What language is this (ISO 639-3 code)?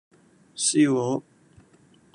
yue